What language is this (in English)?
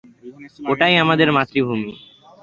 Bangla